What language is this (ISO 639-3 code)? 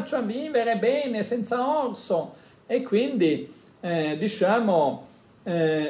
ita